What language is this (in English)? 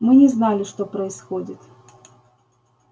Russian